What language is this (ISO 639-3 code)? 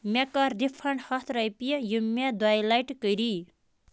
kas